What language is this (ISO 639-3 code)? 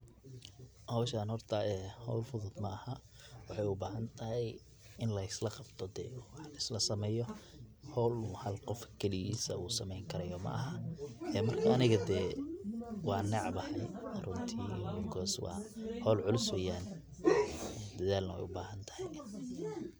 som